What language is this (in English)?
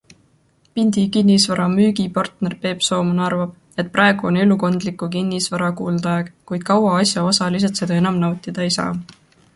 Estonian